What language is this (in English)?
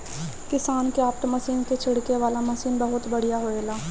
Bhojpuri